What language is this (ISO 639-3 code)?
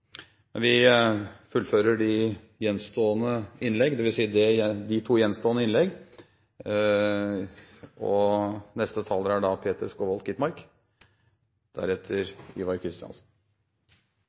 nob